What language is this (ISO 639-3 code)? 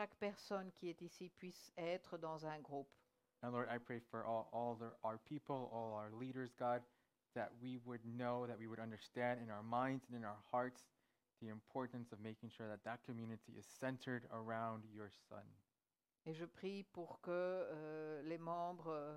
fra